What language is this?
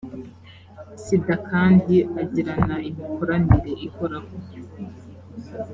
Kinyarwanda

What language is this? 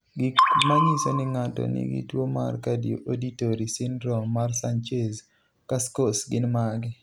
Luo (Kenya and Tanzania)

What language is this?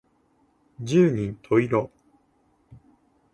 Japanese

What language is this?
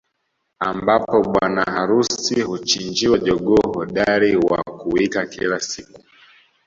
Swahili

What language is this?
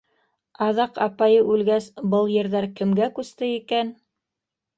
Bashkir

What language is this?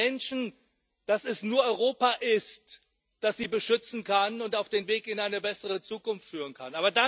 German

